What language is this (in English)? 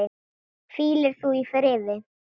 Icelandic